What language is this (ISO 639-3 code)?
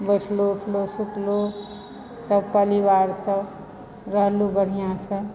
mai